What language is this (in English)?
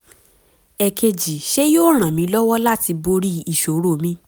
Yoruba